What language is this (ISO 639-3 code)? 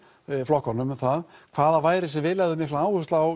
isl